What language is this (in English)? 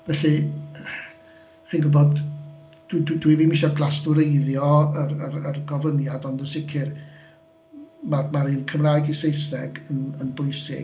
Welsh